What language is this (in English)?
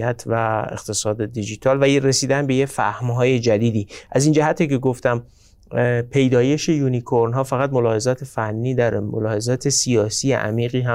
Persian